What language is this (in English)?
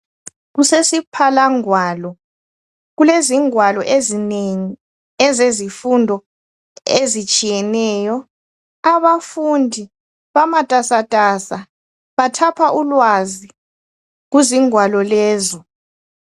North Ndebele